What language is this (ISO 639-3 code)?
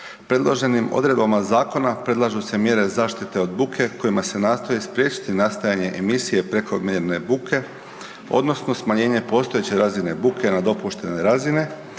hrv